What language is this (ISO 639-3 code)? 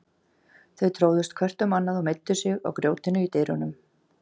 isl